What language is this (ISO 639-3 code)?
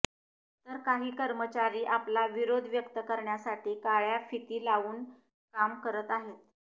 mar